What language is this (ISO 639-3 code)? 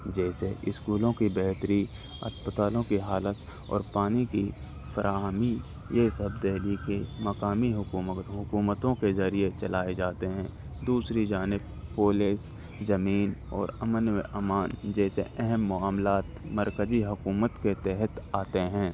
urd